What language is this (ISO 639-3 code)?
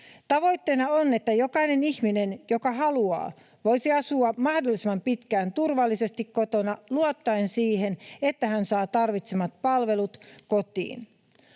fin